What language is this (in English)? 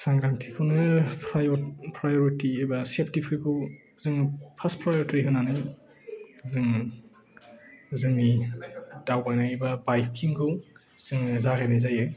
Bodo